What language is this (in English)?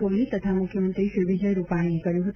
Gujarati